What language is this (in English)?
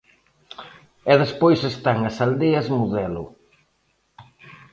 Galician